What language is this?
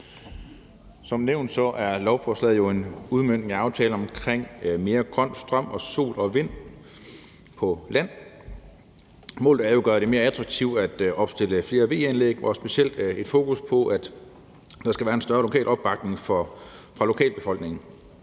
Danish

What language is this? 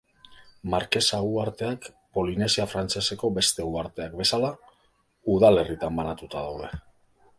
Basque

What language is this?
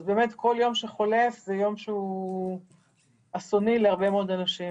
Hebrew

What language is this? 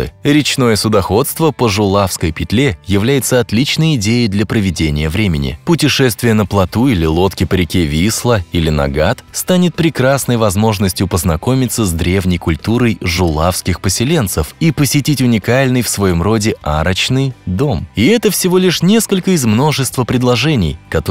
Russian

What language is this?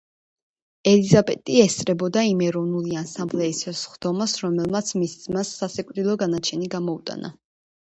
Georgian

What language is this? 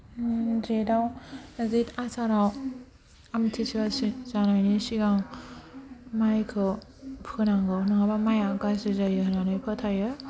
Bodo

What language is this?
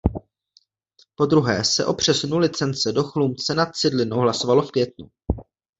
Czech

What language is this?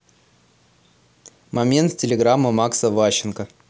Russian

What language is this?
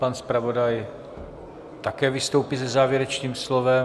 Czech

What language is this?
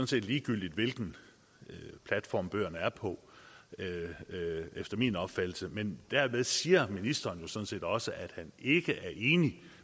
Danish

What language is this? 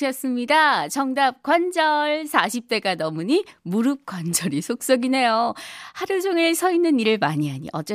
Korean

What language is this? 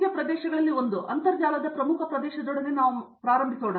Kannada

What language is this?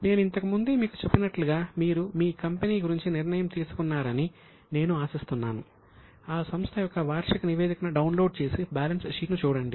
Telugu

